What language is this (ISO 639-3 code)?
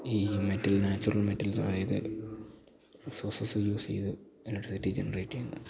mal